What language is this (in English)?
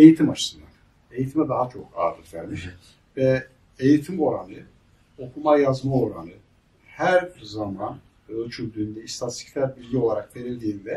Turkish